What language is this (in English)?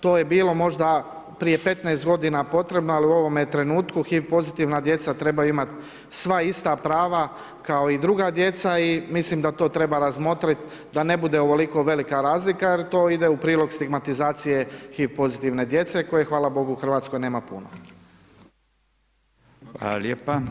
Croatian